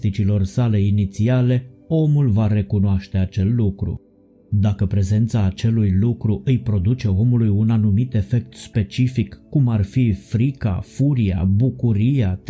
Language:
Romanian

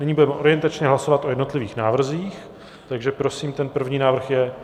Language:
Czech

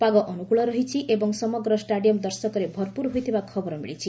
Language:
Odia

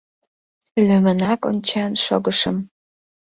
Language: Mari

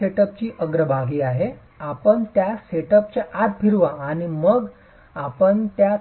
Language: Marathi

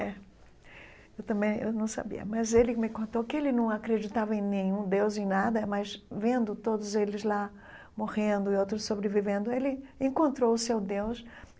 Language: Portuguese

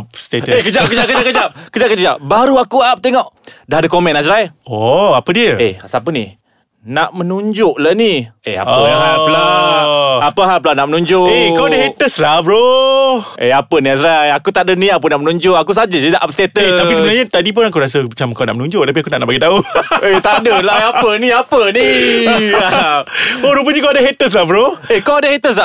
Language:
Malay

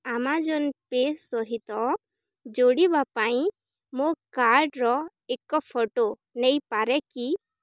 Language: Odia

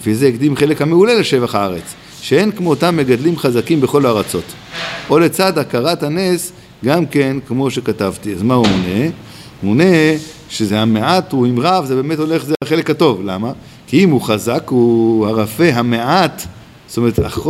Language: Hebrew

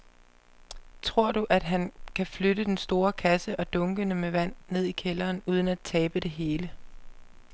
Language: Danish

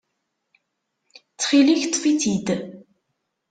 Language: Kabyle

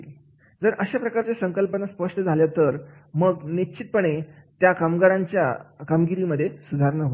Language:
Marathi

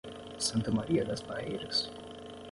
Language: Portuguese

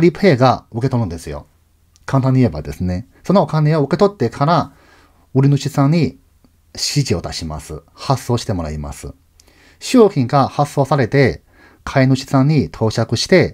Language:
Japanese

